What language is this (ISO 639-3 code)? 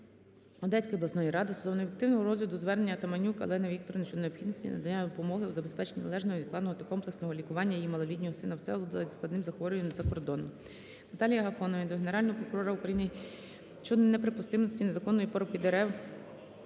ukr